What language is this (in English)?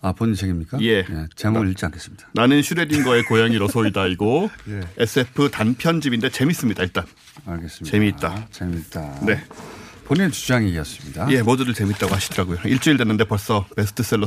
Korean